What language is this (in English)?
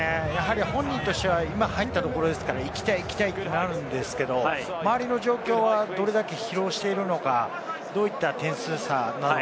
Japanese